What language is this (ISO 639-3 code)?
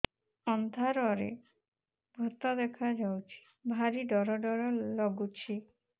ori